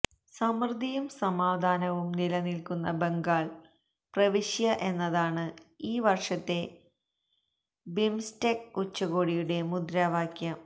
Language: Malayalam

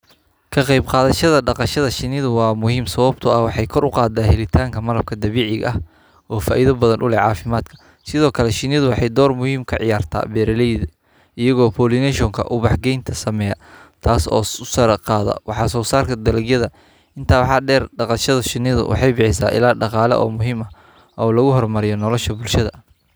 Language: Somali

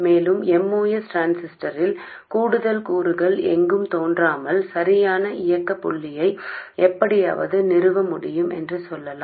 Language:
Tamil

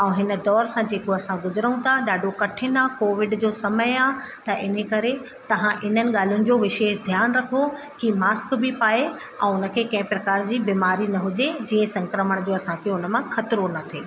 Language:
Sindhi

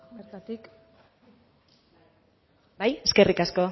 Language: Basque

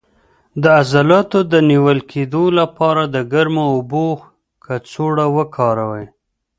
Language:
Pashto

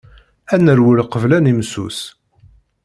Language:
Kabyle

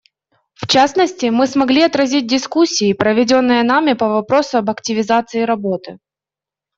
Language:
Russian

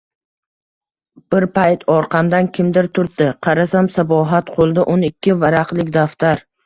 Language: Uzbek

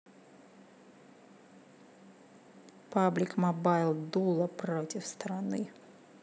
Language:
Russian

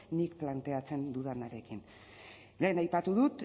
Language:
Basque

